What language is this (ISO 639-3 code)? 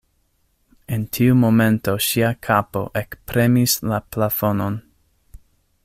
epo